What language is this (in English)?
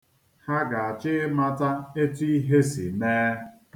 Igbo